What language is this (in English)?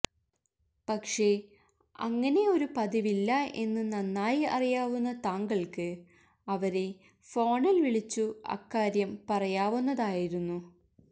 Malayalam